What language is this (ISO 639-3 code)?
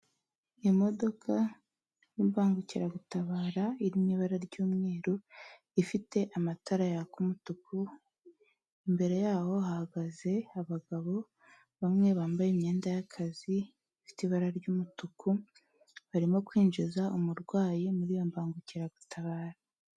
kin